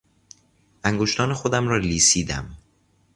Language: Persian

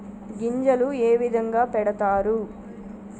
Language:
Telugu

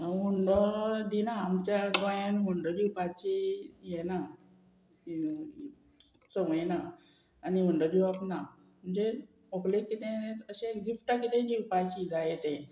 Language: Konkani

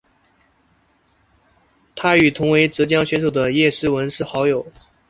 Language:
Chinese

